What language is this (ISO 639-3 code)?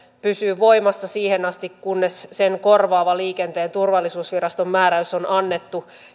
fin